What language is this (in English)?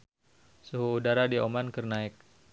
Sundanese